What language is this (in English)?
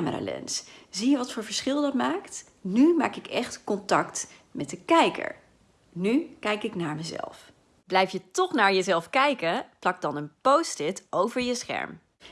Dutch